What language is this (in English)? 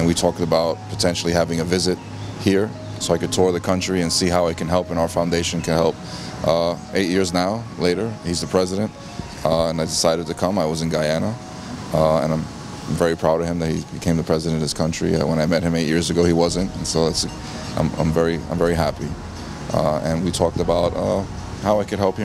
Dutch